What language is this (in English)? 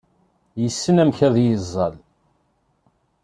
Kabyle